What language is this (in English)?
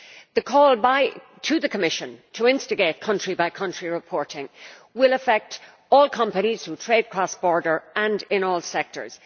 English